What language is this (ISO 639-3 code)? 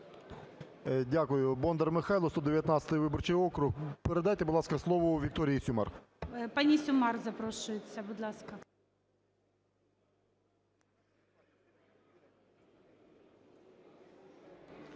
ukr